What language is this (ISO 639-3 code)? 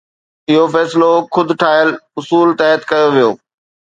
snd